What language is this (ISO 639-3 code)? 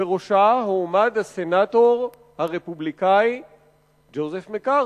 heb